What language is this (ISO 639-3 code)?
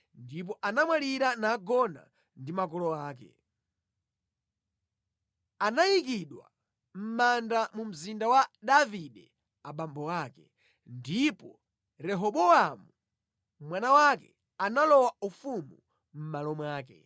nya